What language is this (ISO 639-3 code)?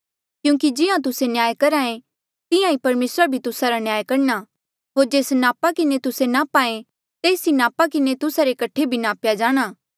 mjl